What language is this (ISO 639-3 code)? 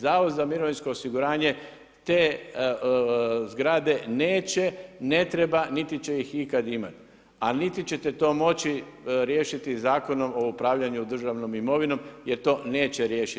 hrv